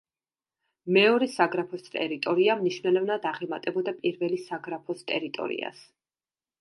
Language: Georgian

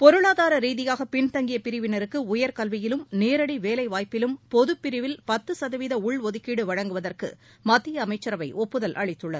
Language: Tamil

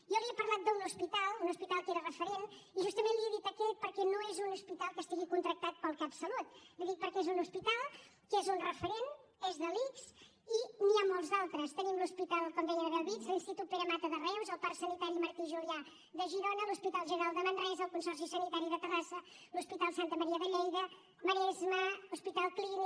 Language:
Catalan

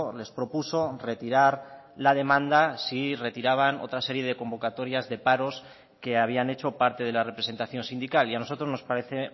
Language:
Spanish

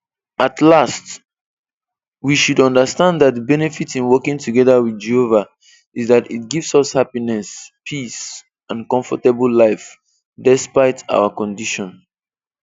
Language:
Igbo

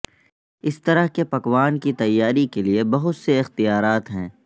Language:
Urdu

